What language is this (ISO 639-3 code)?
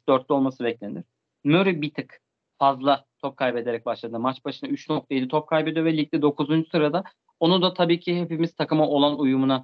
tur